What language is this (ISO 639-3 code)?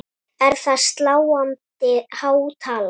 isl